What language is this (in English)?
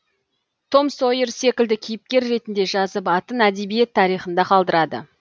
Kazakh